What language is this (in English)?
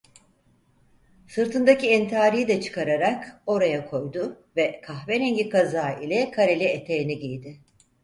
Turkish